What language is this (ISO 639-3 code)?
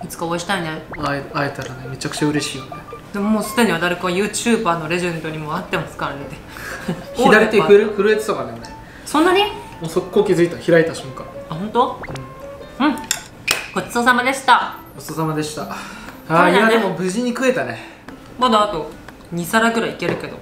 jpn